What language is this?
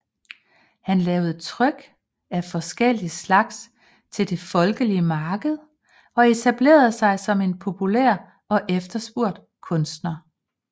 Danish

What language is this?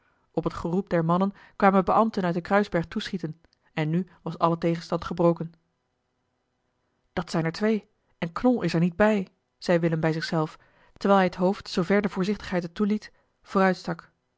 Dutch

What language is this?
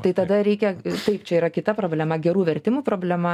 Lithuanian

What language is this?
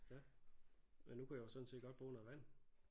Danish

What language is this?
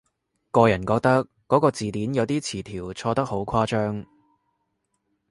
Cantonese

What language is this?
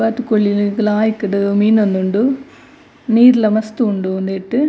Tulu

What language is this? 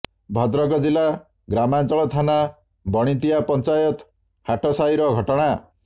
Odia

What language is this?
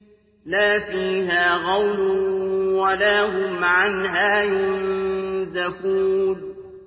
Arabic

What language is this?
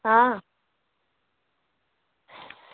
Dogri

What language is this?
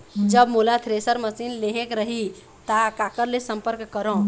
Chhattisgarhi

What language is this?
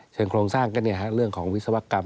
Thai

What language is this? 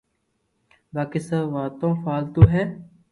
Loarki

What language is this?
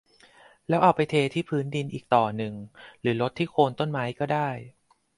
Thai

